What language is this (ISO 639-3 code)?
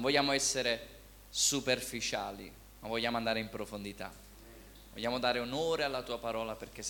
ita